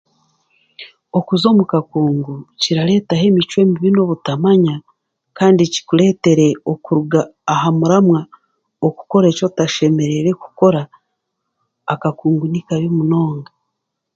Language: Chiga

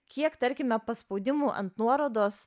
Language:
Lithuanian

